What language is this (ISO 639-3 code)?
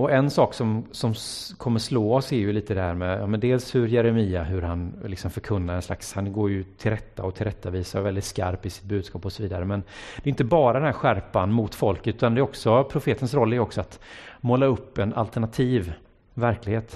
swe